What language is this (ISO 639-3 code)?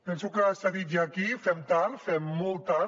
cat